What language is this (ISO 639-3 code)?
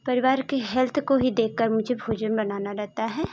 hin